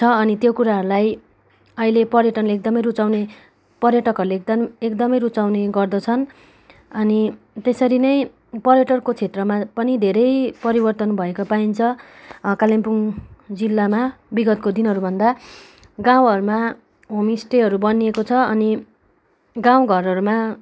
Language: Nepali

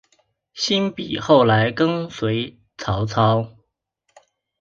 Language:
Chinese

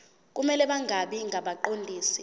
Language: Zulu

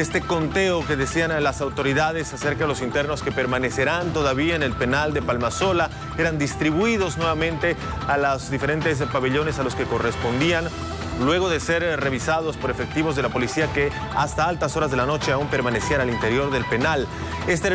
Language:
Spanish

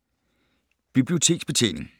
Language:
Danish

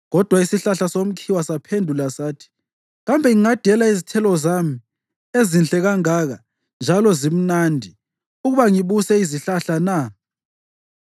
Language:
North Ndebele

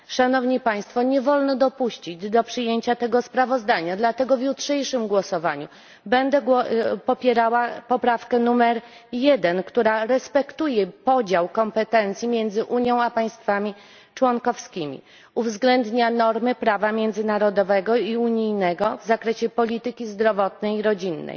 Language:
Polish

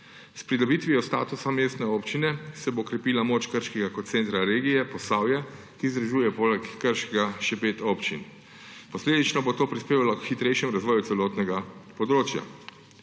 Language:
Slovenian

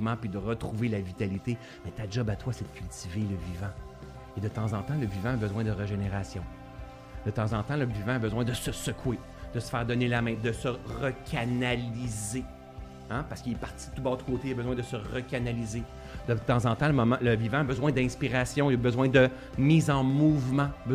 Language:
French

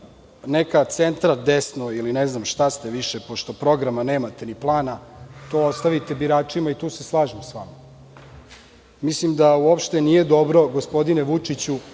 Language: Serbian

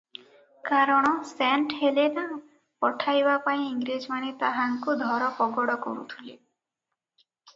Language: Odia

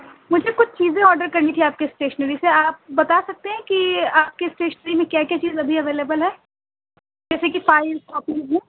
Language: Urdu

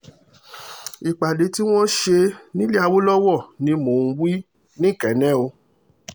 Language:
Yoruba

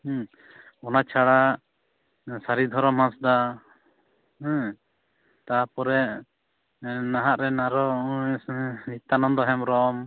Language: Santali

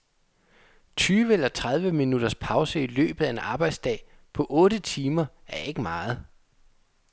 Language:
Danish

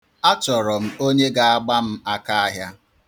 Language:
Igbo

